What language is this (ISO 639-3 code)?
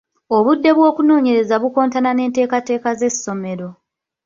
lug